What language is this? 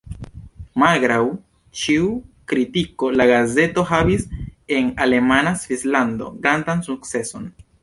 Esperanto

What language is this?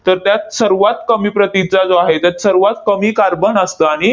Marathi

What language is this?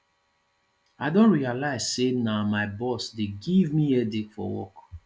Nigerian Pidgin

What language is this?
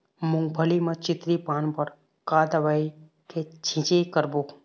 Chhattisgarhi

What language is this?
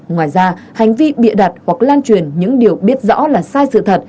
Vietnamese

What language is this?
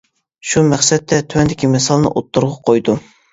Uyghur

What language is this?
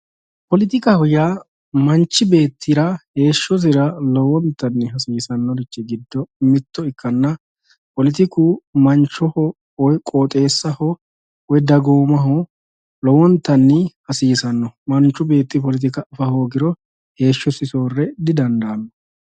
Sidamo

